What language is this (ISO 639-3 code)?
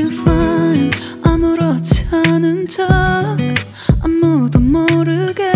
kor